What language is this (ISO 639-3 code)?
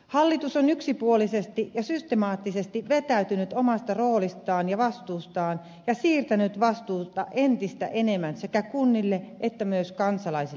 fin